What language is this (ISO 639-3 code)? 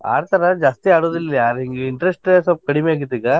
kan